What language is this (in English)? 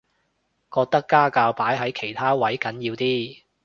Cantonese